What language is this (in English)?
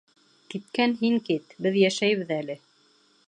Bashkir